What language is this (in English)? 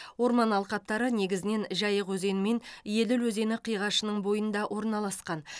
Kazakh